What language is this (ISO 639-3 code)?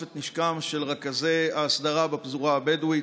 heb